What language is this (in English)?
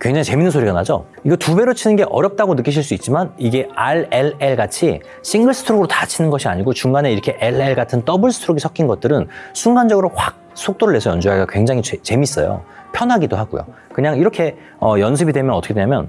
Korean